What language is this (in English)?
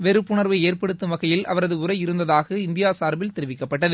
Tamil